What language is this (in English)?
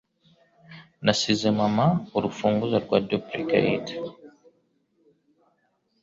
Kinyarwanda